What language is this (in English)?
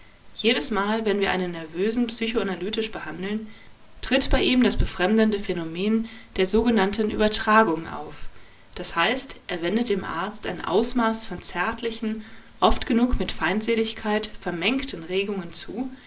German